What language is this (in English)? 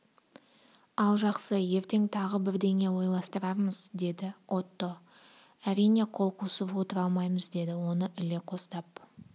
Kazakh